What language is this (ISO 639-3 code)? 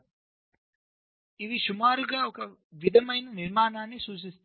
tel